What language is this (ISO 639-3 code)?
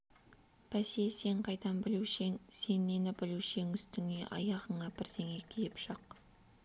kaz